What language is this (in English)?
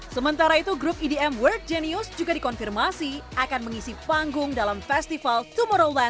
Indonesian